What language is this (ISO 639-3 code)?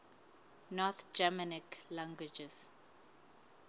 sot